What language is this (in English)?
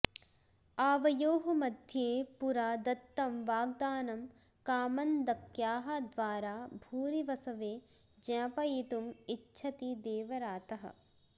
Sanskrit